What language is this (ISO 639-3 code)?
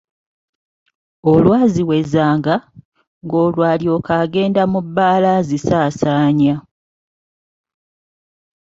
lug